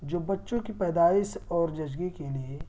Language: Urdu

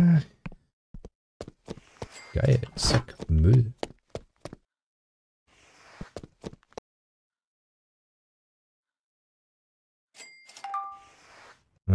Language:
German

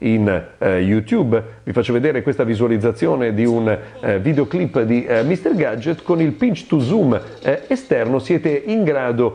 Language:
Italian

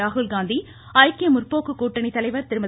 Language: Tamil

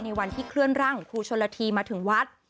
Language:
Thai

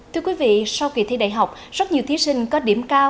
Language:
Vietnamese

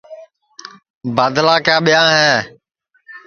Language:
Sansi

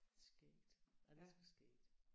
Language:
Danish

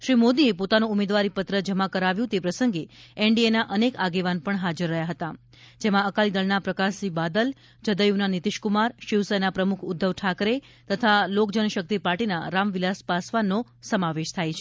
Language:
Gujarati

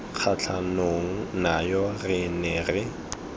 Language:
Tswana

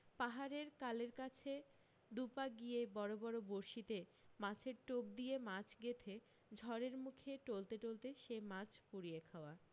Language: Bangla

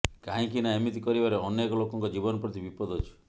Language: Odia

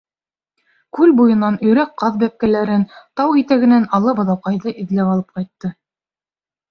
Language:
Bashkir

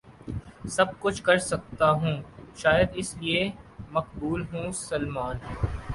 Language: Urdu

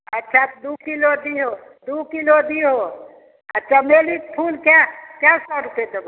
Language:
Maithili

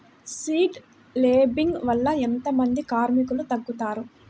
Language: Telugu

